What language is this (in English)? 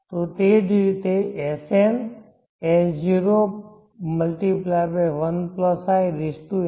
Gujarati